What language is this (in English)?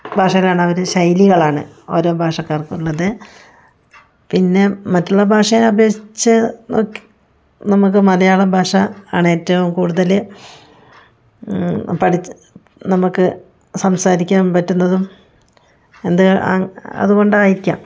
Malayalam